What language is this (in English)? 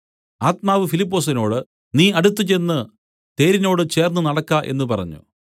Malayalam